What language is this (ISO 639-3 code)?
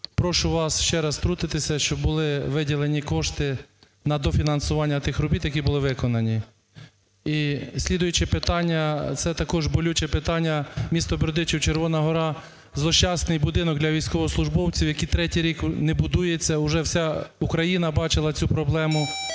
ukr